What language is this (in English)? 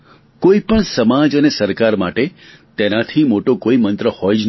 Gujarati